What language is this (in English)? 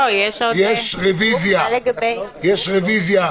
Hebrew